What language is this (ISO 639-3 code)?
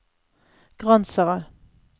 nor